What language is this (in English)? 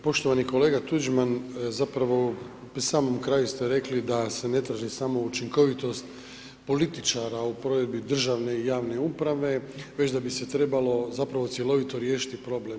Croatian